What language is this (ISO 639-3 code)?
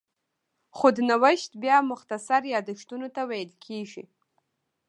pus